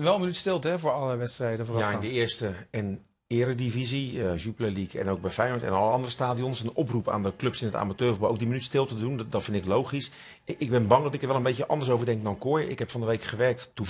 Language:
Dutch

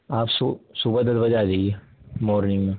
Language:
Urdu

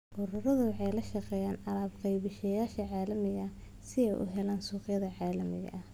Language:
Somali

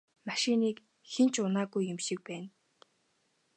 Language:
Mongolian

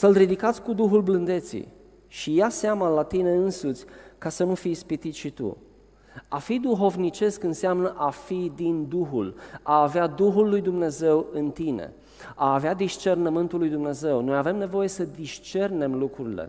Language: Romanian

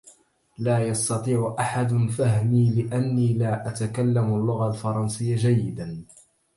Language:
Arabic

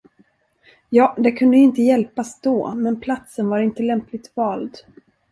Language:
Swedish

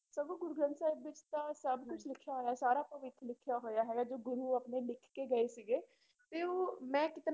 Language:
Punjabi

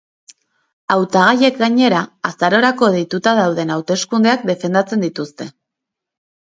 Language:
Basque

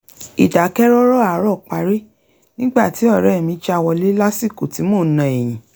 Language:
Yoruba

